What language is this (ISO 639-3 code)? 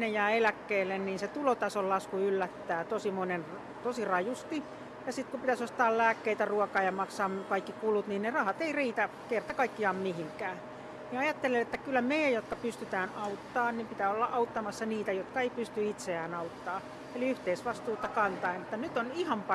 fin